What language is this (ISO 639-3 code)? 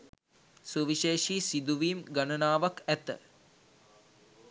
sin